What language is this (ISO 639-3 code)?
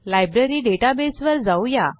mar